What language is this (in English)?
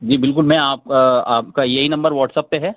Urdu